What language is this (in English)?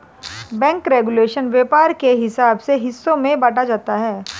Hindi